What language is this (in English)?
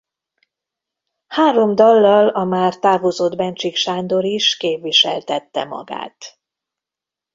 Hungarian